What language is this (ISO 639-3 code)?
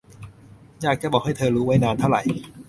tha